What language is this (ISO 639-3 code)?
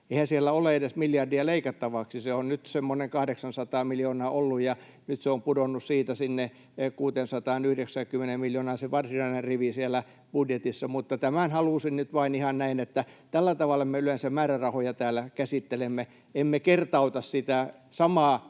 fin